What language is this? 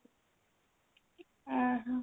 Odia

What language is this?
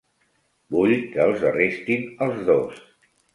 Catalan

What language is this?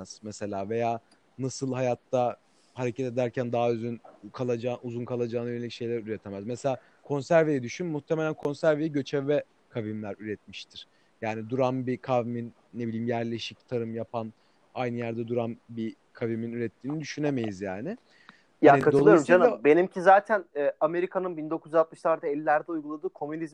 Turkish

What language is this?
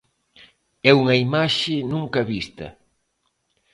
Galician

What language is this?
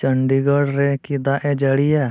Santali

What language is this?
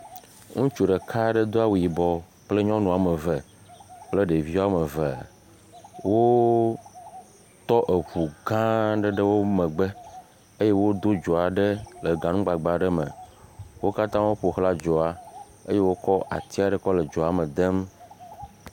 Ewe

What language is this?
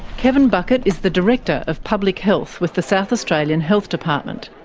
English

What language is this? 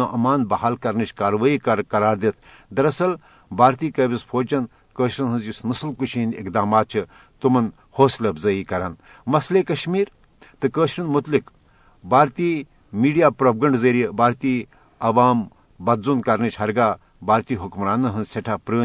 Urdu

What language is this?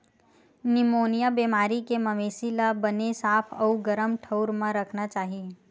Chhattisgarhi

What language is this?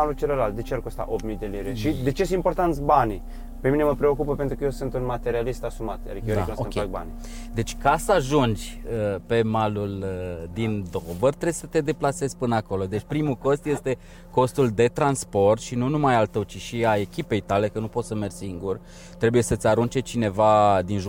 Romanian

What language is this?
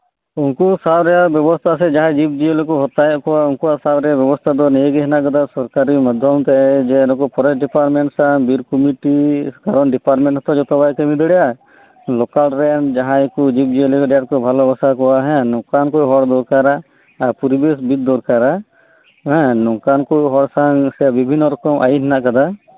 Santali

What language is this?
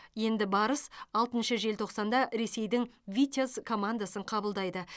Kazakh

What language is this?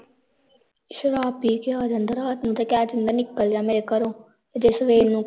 Punjabi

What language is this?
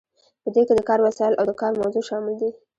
Pashto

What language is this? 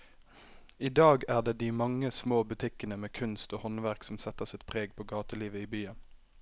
Norwegian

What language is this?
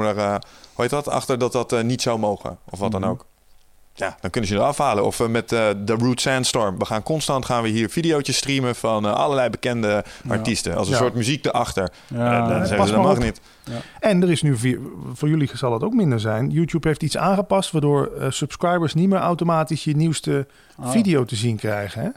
Dutch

